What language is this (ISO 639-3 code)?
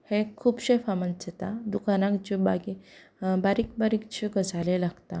kok